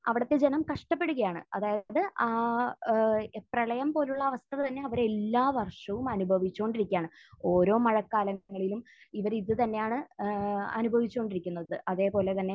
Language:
Malayalam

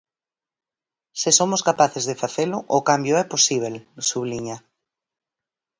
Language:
Galician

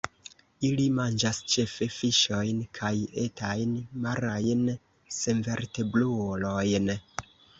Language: Esperanto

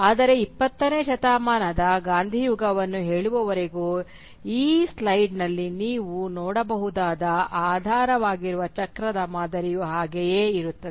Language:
Kannada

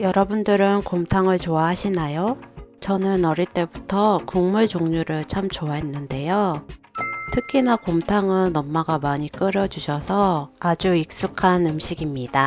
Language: Korean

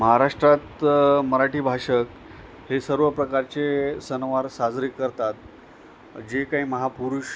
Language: Marathi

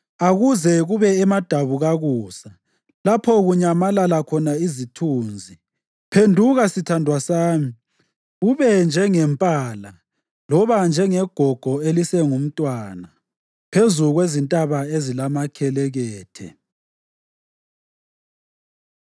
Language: North Ndebele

